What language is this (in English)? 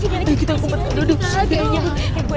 Indonesian